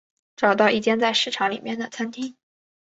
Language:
Chinese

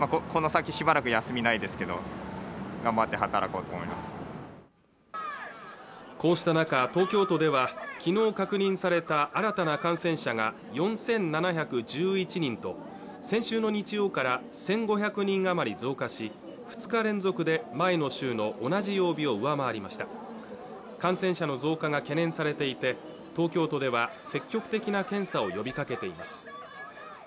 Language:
Japanese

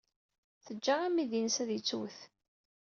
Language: Kabyle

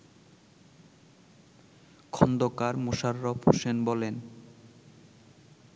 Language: Bangla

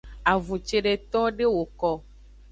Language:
Aja (Benin)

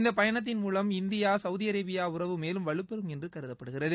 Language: Tamil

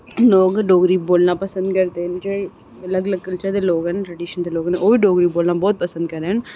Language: Dogri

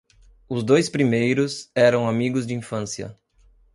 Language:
Portuguese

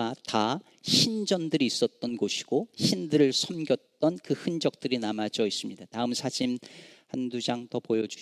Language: Korean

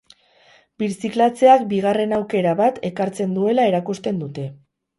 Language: Basque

